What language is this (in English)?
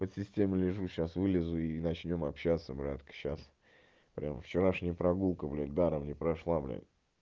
Russian